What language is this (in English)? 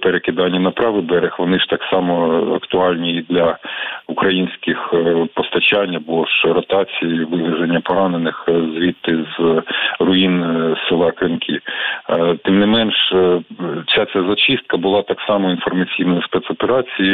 Ukrainian